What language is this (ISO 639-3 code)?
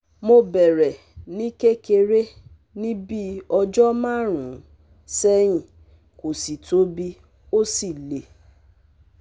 yor